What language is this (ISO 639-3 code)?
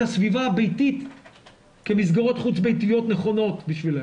heb